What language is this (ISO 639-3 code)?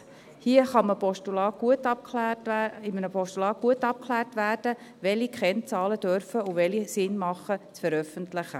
gsw